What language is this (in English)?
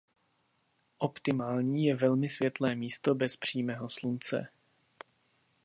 Czech